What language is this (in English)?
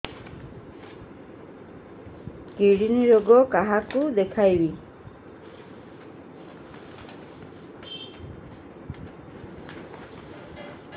Odia